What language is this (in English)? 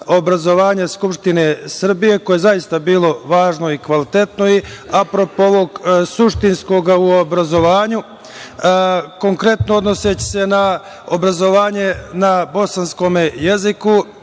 Serbian